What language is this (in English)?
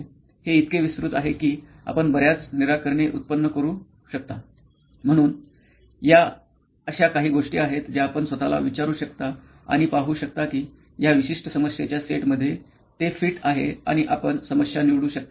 Marathi